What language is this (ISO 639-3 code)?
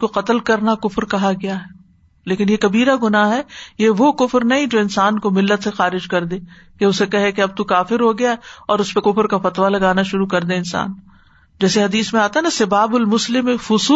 urd